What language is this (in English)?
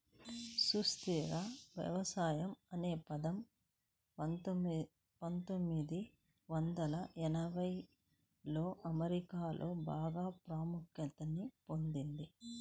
Telugu